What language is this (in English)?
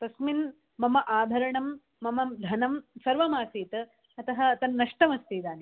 Sanskrit